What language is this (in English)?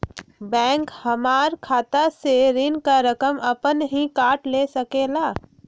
Magahi